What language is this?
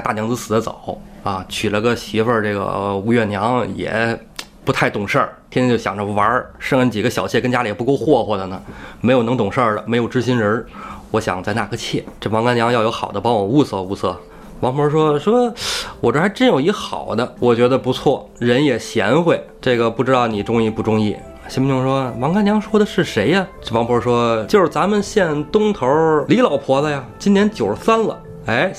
Chinese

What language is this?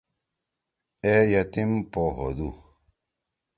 Torwali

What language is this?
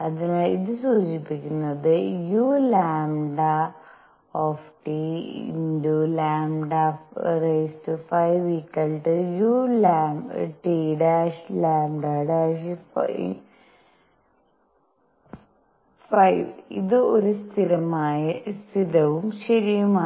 Malayalam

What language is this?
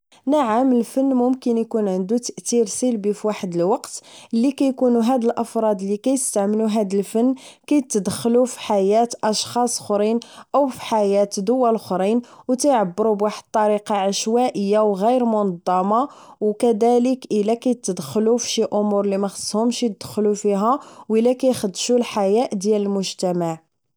Moroccan Arabic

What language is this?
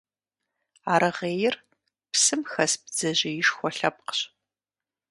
Kabardian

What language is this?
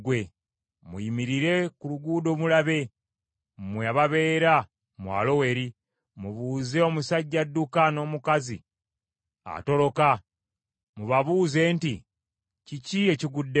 Ganda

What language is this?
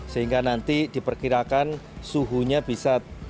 Indonesian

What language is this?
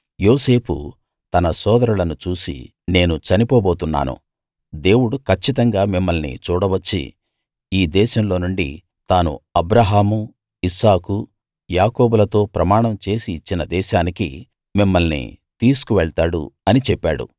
Telugu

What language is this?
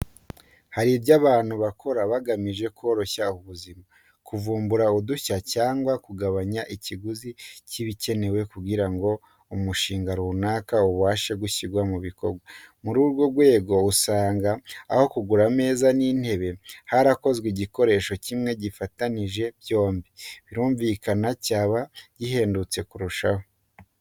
Kinyarwanda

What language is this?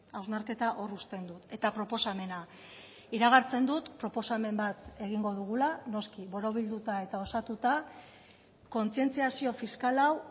Basque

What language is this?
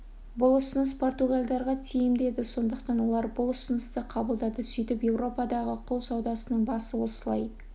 Kazakh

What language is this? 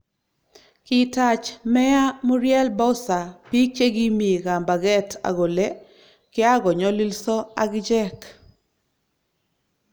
Kalenjin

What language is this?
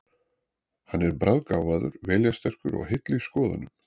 Icelandic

